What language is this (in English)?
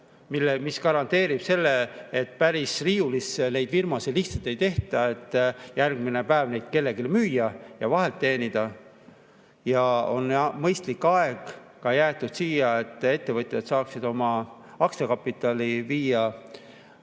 Estonian